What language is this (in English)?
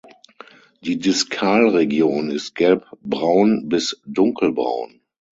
German